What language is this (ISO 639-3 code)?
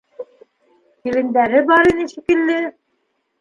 bak